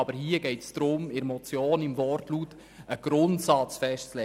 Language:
Swiss German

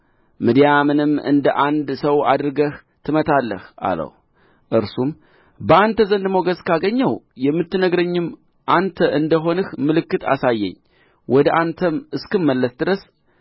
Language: Amharic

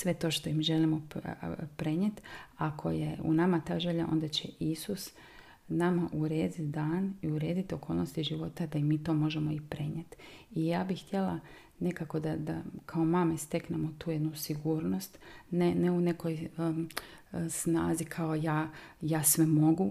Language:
Croatian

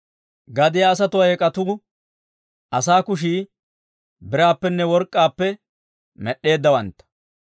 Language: Dawro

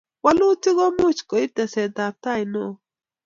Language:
Kalenjin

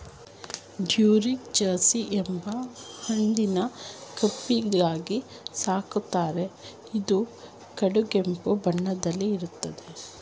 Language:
Kannada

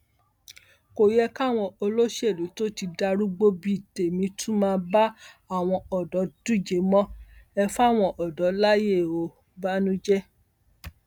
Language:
Yoruba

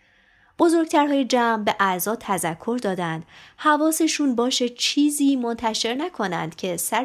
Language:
Persian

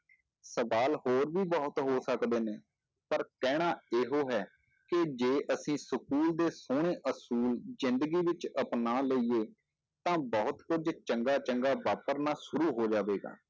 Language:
Punjabi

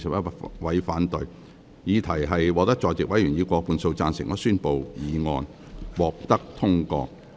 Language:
Cantonese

